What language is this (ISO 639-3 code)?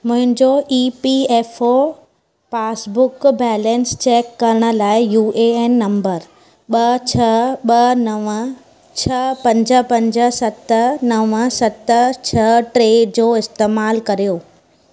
snd